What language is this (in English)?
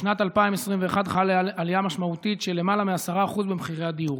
Hebrew